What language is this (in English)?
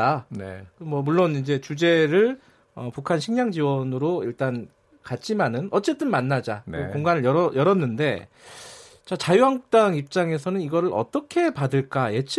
Korean